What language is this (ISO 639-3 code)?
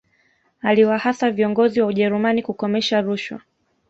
swa